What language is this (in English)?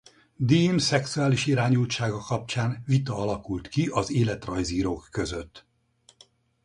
Hungarian